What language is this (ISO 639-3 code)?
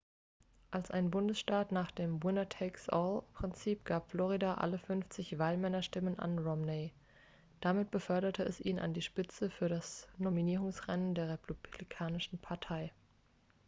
deu